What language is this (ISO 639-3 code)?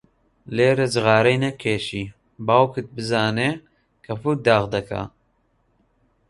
ckb